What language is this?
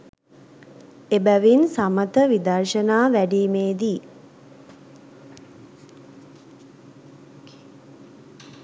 Sinhala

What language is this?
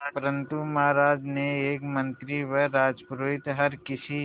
Hindi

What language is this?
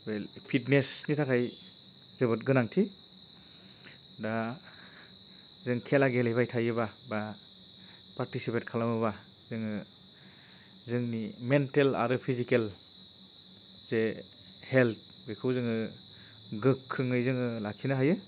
Bodo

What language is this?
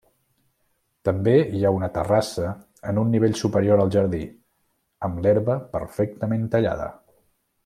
Catalan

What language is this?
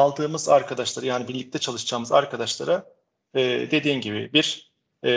Turkish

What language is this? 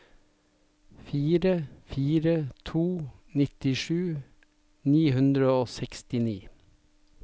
Norwegian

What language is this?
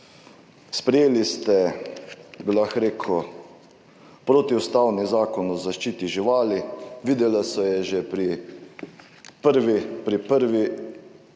Slovenian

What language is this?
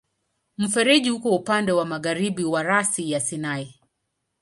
Swahili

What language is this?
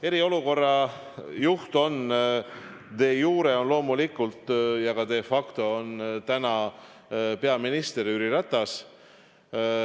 Estonian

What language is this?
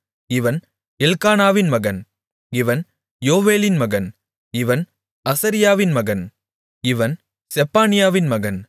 Tamil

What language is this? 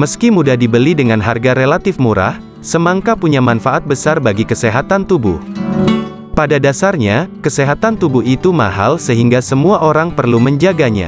Indonesian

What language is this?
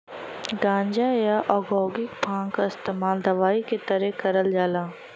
Bhojpuri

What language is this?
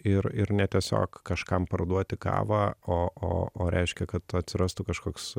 Lithuanian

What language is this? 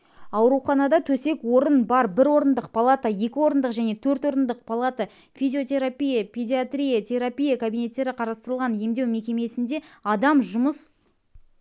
Kazakh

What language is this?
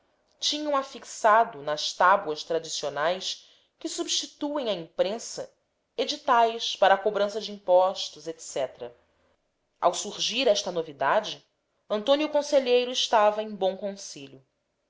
Portuguese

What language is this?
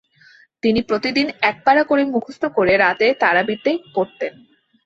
Bangla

